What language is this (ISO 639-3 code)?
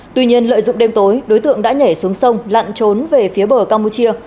vie